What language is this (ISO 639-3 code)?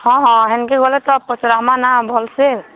ori